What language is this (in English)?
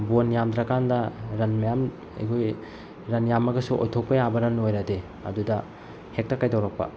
Manipuri